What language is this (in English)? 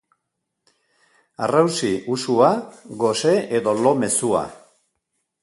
Basque